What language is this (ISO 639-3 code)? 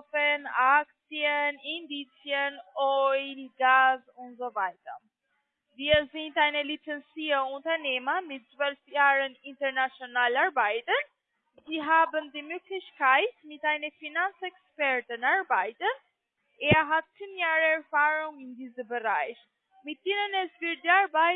deu